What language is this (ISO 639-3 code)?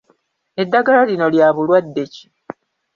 lug